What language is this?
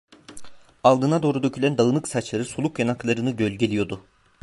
Turkish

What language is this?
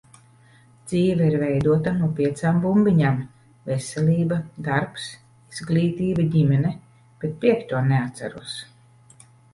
Latvian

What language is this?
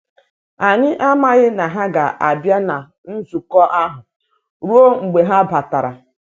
Igbo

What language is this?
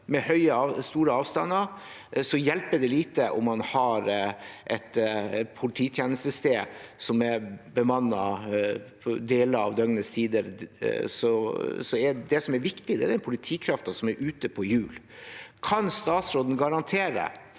Norwegian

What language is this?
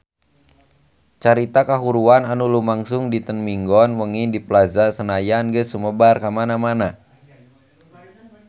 Sundanese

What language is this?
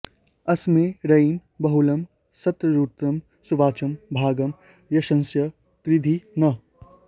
Sanskrit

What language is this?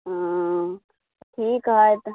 Maithili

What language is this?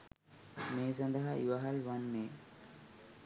Sinhala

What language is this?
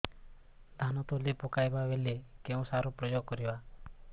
Odia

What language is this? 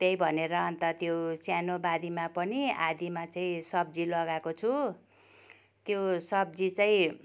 Nepali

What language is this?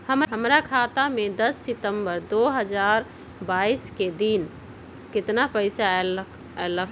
Magahi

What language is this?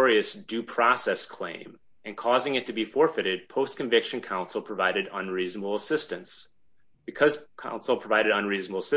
English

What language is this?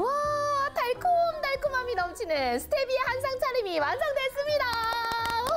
Korean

